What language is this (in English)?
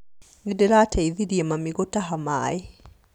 Kikuyu